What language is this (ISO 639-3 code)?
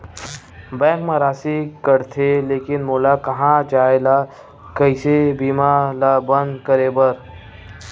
hne